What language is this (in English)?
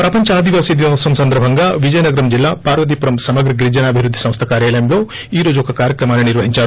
Telugu